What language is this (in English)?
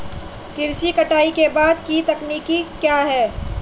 Hindi